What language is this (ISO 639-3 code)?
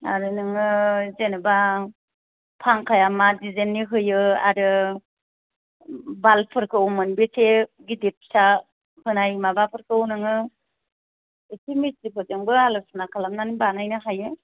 brx